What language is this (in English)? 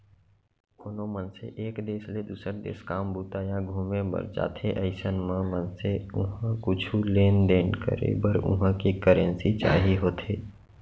Chhattisgarhi